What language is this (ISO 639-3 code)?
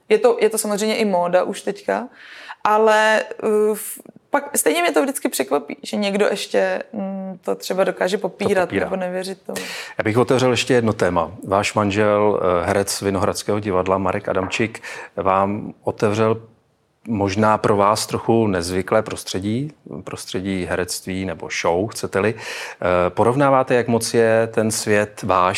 ces